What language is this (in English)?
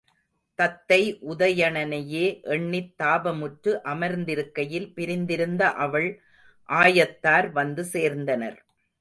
Tamil